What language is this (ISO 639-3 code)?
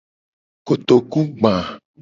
gej